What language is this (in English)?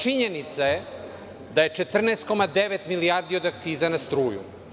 Serbian